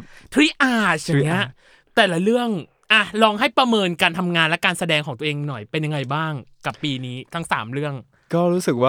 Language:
Thai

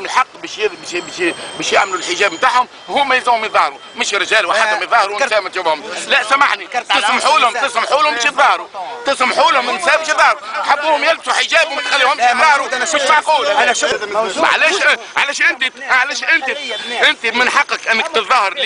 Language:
Arabic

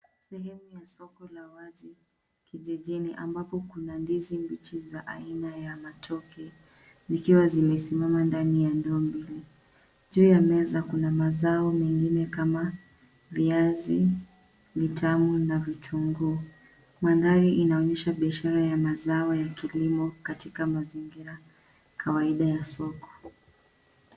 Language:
Swahili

